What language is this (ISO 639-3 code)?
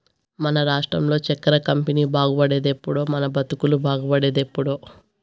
tel